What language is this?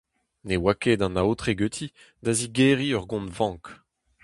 Breton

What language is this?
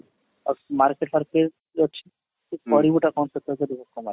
Odia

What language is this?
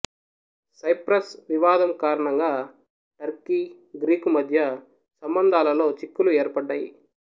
Telugu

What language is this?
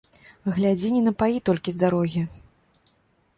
Belarusian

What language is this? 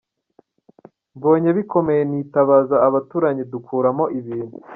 Kinyarwanda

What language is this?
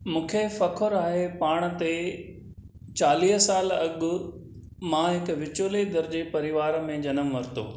Sindhi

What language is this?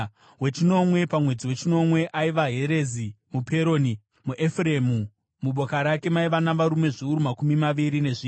Shona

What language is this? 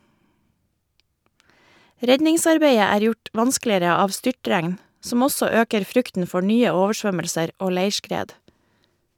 Norwegian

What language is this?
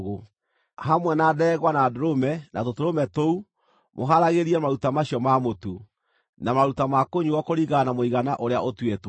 Kikuyu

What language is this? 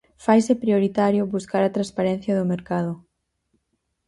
Galician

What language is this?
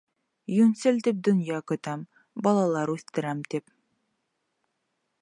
Bashkir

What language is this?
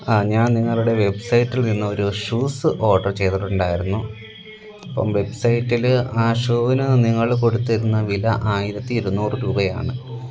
Malayalam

